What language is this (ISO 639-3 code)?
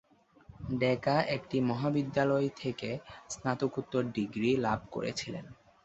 ben